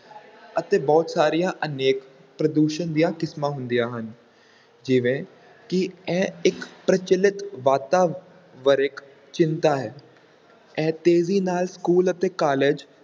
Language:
Punjabi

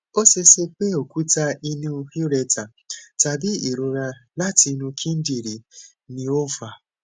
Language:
Yoruba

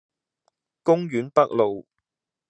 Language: Cantonese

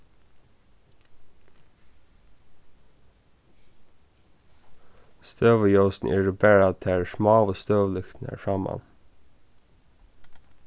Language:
Faroese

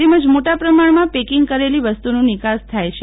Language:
Gujarati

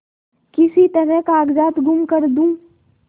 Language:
Hindi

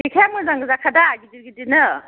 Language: Bodo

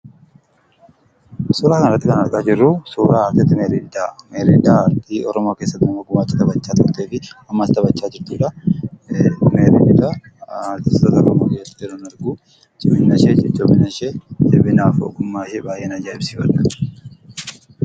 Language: Oromo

